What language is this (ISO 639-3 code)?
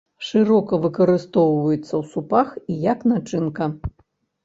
bel